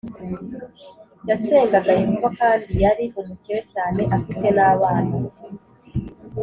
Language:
Kinyarwanda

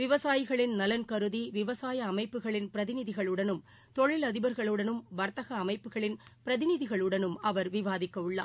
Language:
Tamil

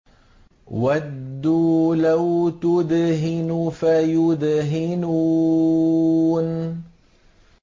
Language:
Arabic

